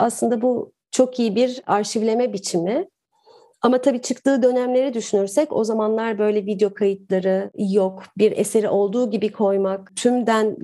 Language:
Turkish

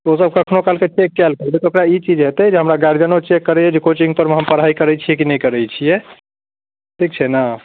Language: Maithili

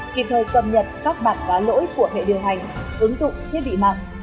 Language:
Vietnamese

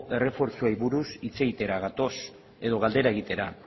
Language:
Basque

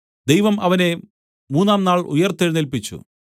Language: Malayalam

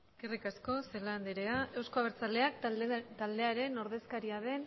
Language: Basque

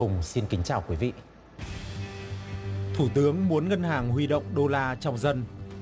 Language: Vietnamese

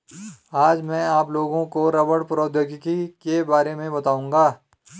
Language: Hindi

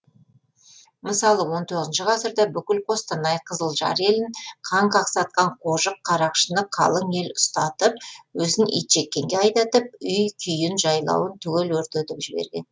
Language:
Kazakh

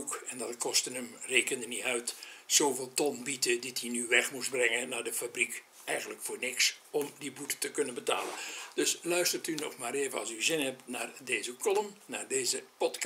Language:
Dutch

